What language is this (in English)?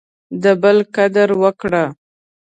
Pashto